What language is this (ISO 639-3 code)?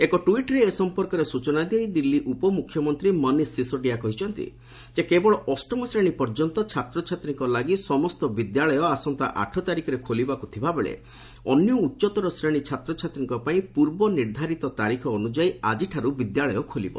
ori